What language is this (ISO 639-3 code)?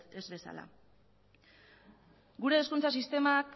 eus